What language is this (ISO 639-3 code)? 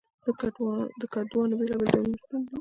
pus